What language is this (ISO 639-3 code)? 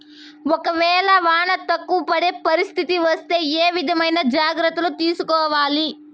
tel